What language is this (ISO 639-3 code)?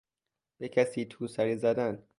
fas